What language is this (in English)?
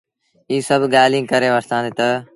Sindhi Bhil